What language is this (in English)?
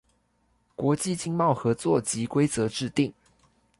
Chinese